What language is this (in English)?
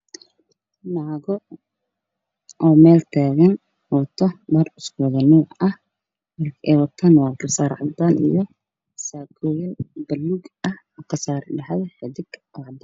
Somali